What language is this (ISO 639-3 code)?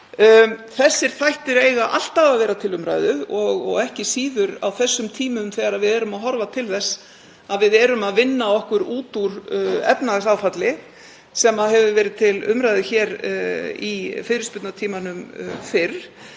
isl